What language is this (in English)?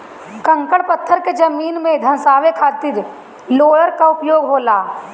Bhojpuri